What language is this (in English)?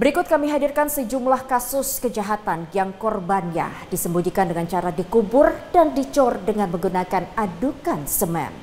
Indonesian